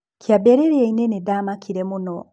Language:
Kikuyu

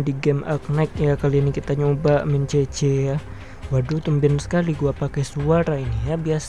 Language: Indonesian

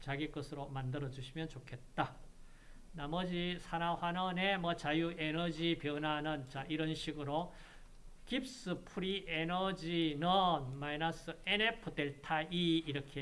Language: Korean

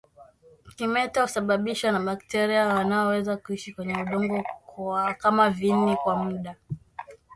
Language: Swahili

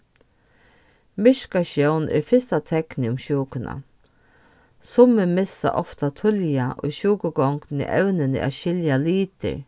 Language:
Faroese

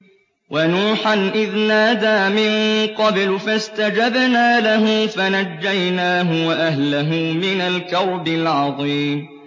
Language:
Arabic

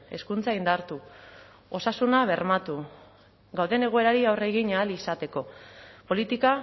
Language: Basque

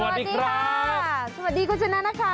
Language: Thai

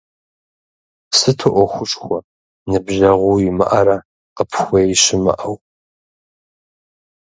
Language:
Kabardian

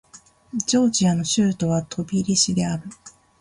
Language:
Japanese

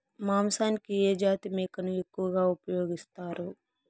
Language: Telugu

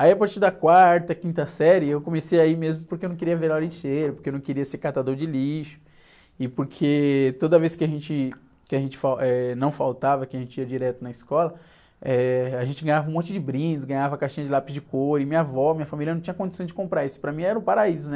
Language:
Portuguese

